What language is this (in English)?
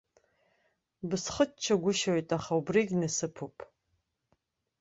Abkhazian